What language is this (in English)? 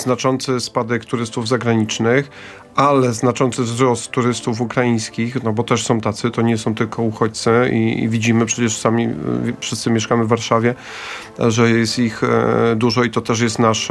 Polish